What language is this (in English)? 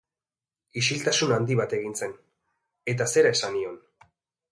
Basque